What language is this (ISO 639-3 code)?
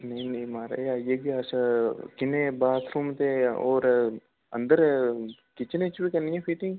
doi